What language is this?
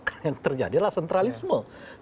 Indonesian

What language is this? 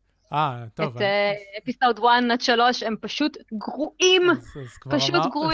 Hebrew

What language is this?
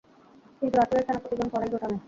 Bangla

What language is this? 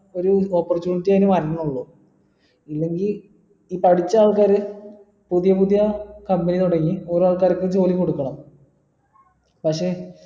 Malayalam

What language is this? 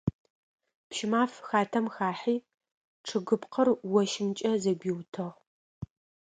Adyghe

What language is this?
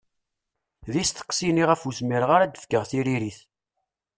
Kabyle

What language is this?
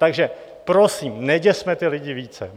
Czech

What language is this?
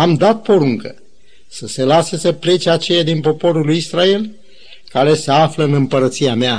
Romanian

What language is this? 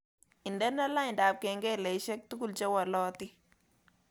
Kalenjin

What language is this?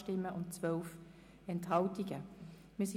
Swiss German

